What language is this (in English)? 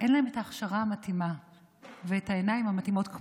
Hebrew